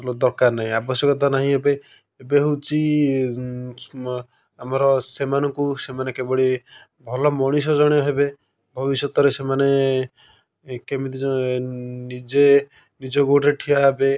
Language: Odia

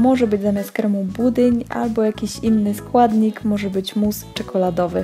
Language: Polish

